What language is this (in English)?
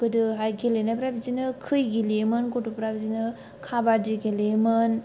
Bodo